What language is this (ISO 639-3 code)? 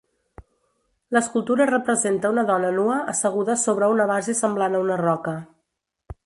cat